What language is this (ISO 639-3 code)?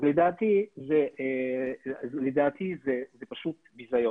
heb